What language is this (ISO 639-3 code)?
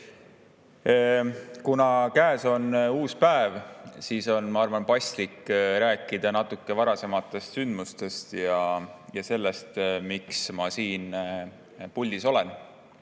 est